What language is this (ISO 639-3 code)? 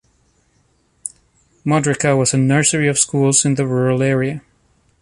eng